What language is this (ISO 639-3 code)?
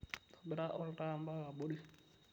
mas